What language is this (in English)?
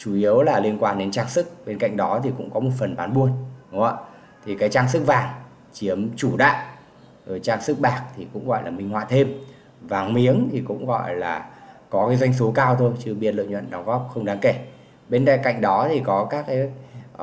Vietnamese